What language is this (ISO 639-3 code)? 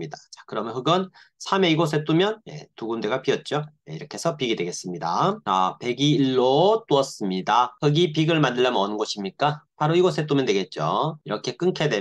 kor